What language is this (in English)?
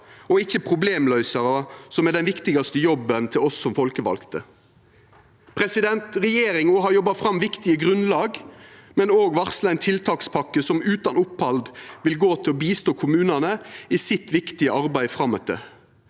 Norwegian